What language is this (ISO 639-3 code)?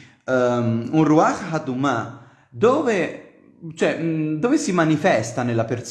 ita